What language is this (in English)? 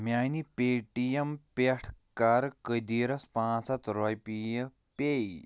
Kashmiri